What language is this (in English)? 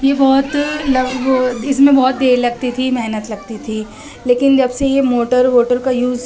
Urdu